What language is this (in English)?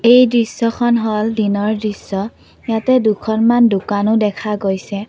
Assamese